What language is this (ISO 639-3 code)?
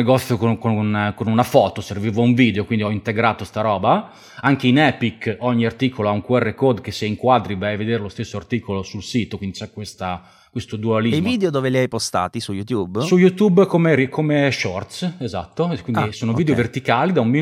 ita